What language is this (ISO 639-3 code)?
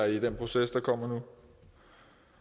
dan